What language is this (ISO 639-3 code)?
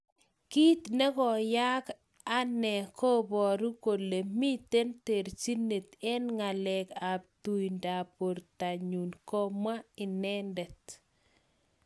kln